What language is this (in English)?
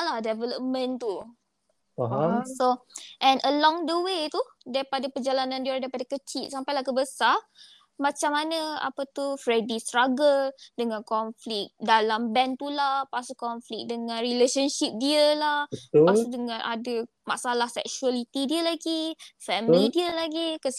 Malay